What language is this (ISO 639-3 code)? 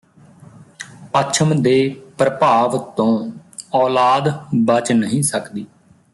pan